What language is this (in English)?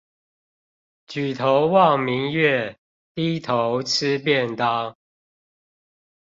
Chinese